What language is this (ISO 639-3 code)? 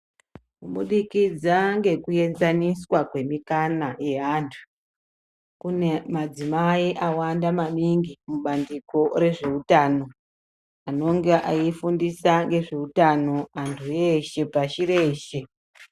ndc